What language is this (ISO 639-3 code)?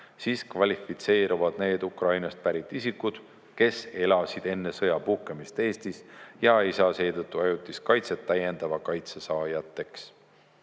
est